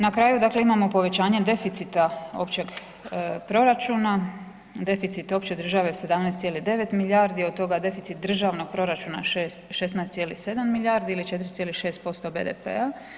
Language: Croatian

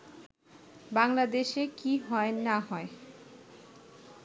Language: Bangla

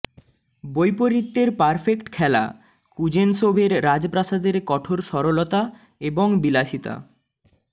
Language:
Bangla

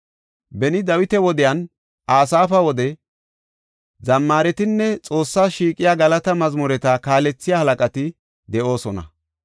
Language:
Gofa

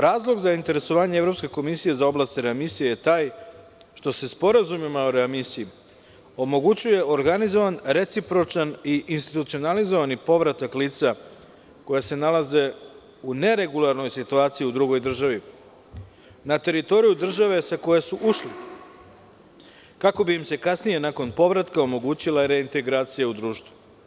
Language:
Serbian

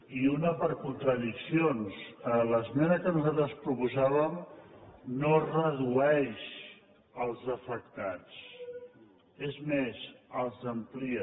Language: Catalan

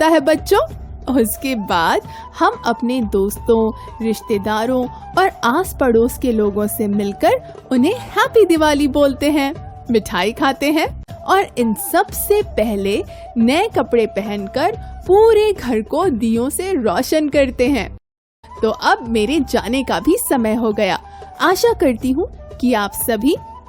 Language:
Hindi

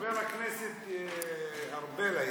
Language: Hebrew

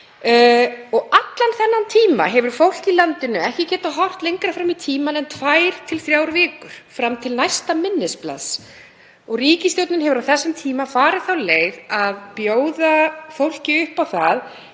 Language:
Icelandic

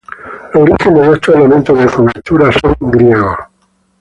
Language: Spanish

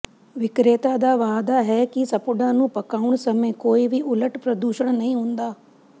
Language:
Punjabi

